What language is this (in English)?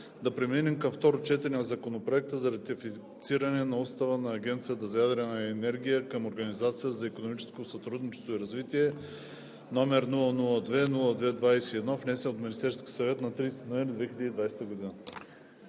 Bulgarian